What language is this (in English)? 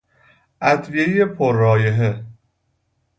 Persian